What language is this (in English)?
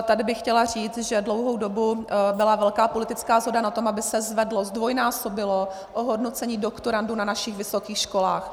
Czech